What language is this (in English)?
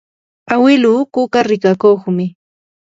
Yanahuanca Pasco Quechua